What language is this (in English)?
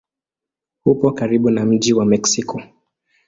Swahili